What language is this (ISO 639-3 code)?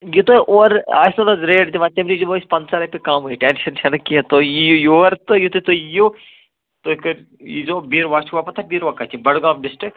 kas